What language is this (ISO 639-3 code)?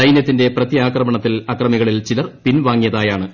mal